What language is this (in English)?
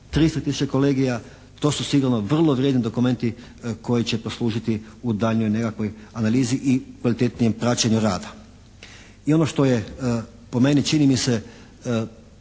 Croatian